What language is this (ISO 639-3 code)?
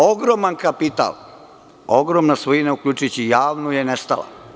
srp